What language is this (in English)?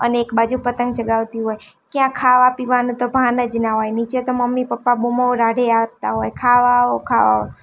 Gujarati